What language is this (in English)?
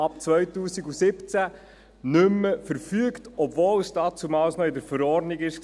Swiss German